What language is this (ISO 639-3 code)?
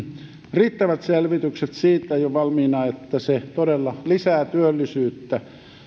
fin